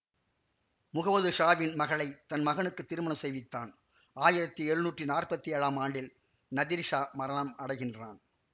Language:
Tamil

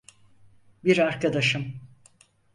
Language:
Turkish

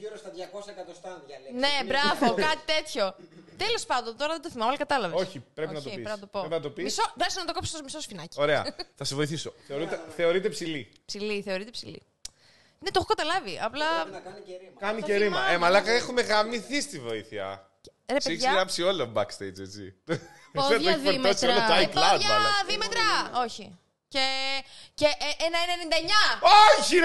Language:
Greek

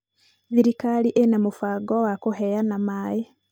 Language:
Kikuyu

